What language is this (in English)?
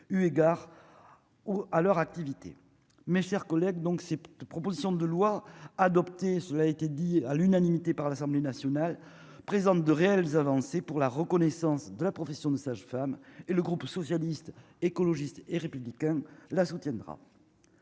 French